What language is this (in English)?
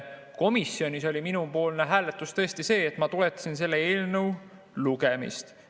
Estonian